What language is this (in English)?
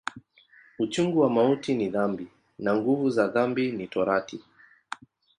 Swahili